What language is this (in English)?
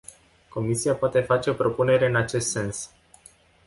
Romanian